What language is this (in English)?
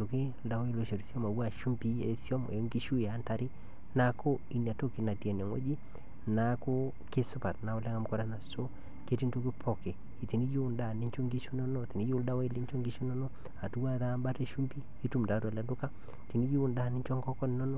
Masai